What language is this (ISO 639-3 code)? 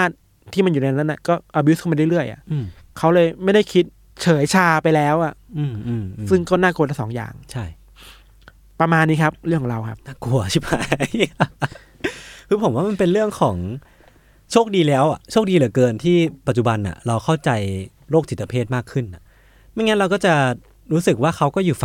tha